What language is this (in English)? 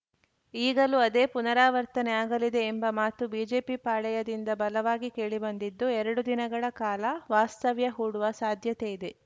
Kannada